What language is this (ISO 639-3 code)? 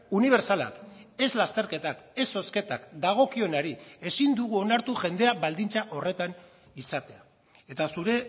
eus